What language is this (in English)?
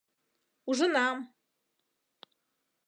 Mari